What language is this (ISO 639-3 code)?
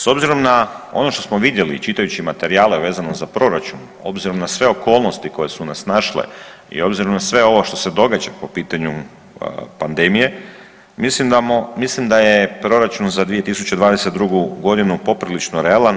hrv